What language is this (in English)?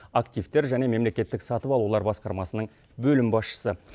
Kazakh